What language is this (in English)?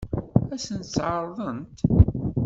Kabyle